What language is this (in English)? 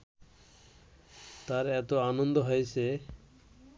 Bangla